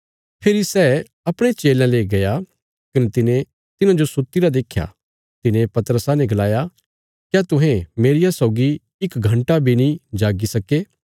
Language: Bilaspuri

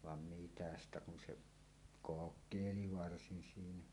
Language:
Finnish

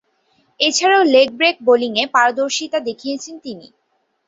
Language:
Bangla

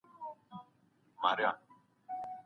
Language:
Pashto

